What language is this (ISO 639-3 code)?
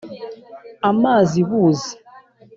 kin